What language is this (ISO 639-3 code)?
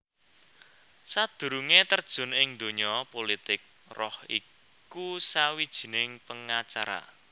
jav